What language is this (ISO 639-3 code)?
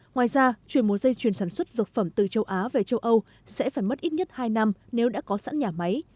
vie